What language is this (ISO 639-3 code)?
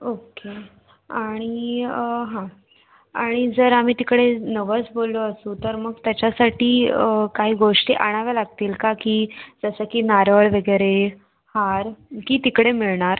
mar